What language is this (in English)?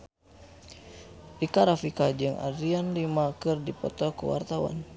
Sundanese